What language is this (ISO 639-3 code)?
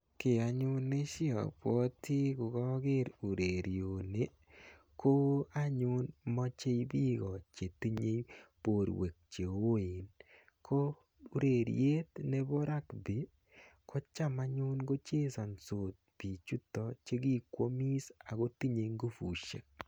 kln